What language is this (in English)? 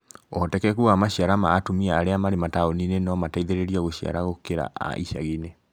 Kikuyu